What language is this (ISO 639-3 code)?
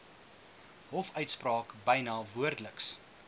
afr